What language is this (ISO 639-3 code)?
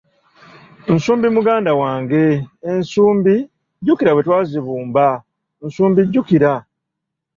lug